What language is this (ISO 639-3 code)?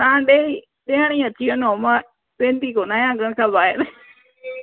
snd